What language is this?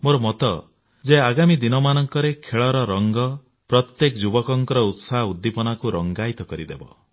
Odia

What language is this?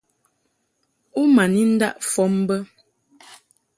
Mungaka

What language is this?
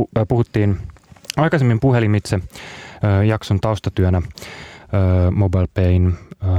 Finnish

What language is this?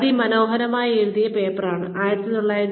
Malayalam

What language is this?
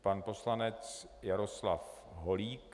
Czech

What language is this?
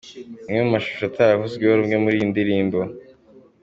Kinyarwanda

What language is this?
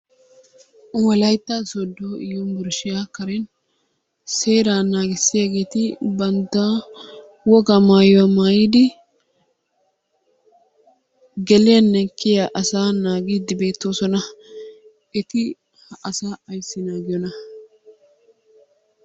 Wolaytta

